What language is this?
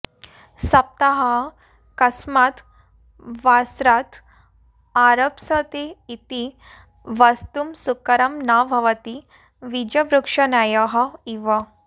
Sanskrit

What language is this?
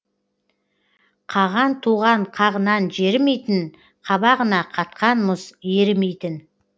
Kazakh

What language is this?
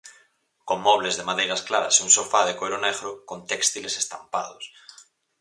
Galician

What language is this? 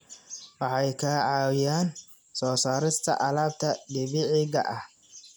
Somali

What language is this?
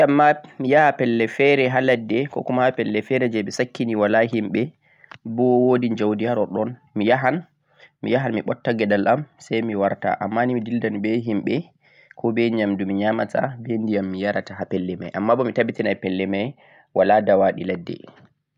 Central-Eastern Niger Fulfulde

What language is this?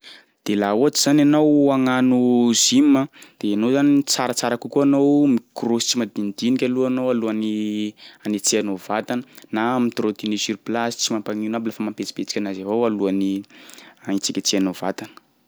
Sakalava Malagasy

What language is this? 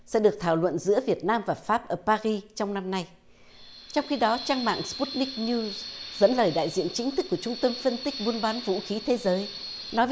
Vietnamese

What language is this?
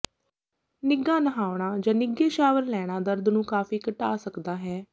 Punjabi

